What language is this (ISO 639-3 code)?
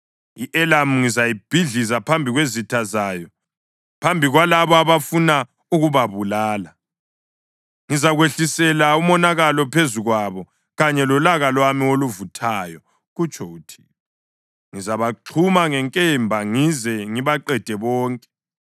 nde